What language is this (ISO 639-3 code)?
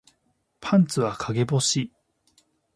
jpn